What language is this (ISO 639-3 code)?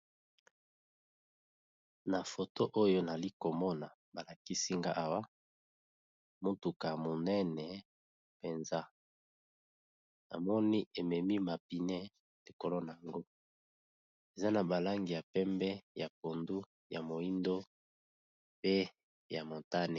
lin